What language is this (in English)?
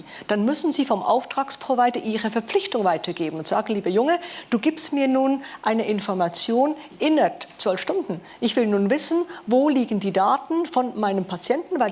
German